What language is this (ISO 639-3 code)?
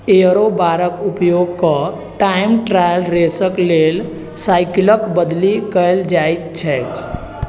mai